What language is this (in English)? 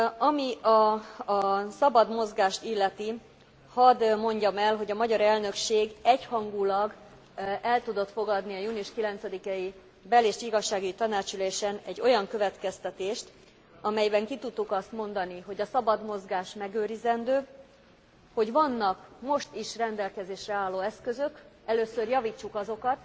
Hungarian